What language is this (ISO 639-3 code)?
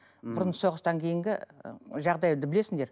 kaz